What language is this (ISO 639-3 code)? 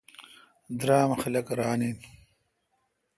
xka